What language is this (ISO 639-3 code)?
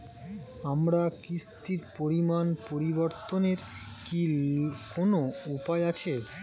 ben